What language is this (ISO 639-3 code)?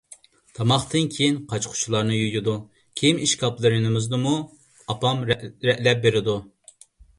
uig